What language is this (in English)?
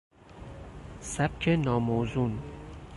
Persian